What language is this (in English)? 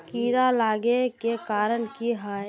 Magahi